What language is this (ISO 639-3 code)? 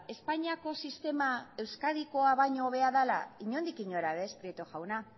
eus